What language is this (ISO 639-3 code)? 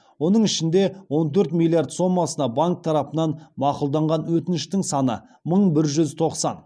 kaz